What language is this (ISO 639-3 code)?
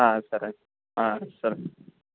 tel